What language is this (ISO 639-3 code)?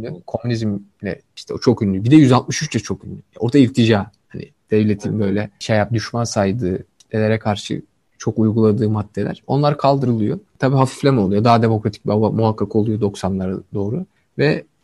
tur